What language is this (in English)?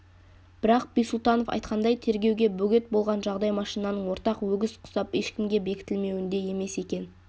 Kazakh